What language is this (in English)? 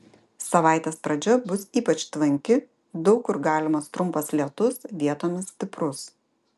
Lithuanian